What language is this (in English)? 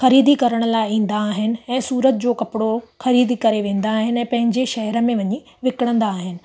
Sindhi